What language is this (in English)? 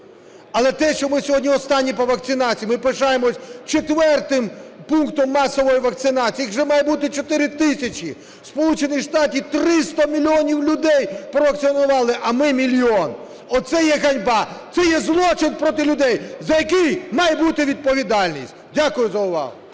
Ukrainian